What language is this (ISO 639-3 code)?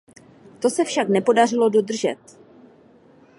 ces